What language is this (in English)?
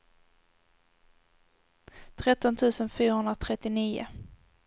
Swedish